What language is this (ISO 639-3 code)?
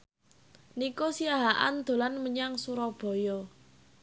jav